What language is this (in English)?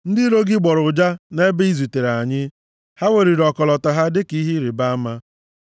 Igbo